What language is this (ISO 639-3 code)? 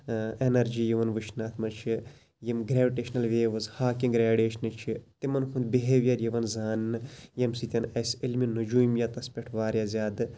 kas